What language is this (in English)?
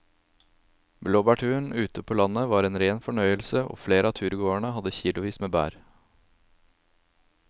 Norwegian